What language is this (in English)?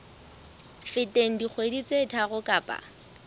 Southern Sotho